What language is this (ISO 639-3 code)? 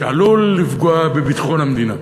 heb